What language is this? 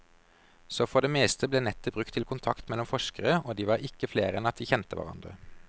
Norwegian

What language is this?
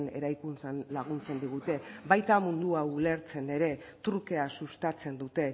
Basque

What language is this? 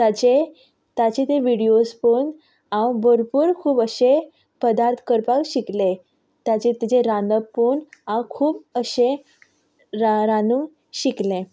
Konkani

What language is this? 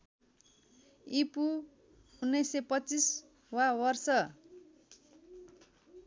Nepali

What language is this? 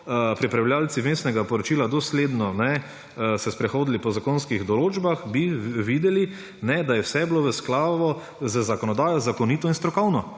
Slovenian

